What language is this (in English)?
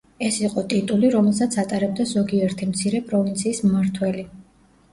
Georgian